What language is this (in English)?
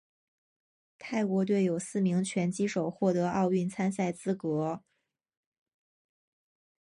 Chinese